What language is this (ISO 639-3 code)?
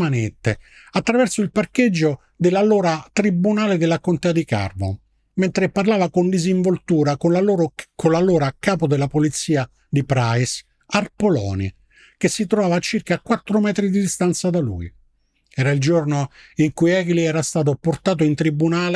ita